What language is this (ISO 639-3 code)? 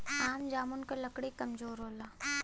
bho